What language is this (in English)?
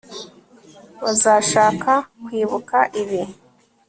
Kinyarwanda